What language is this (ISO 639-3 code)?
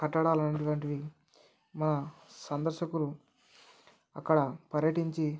tel